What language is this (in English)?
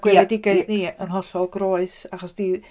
Welsh